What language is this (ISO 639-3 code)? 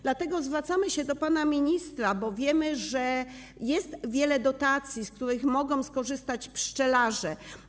pol